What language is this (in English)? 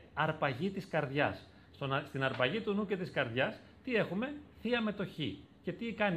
Greek